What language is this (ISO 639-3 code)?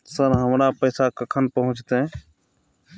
mai